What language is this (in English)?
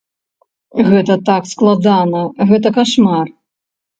Belarusian